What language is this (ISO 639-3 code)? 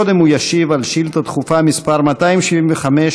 heb